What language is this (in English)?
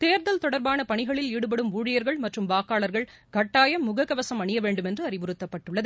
Tamil